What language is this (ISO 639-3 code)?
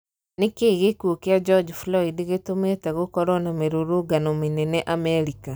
kik